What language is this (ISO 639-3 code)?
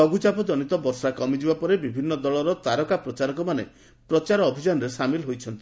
ori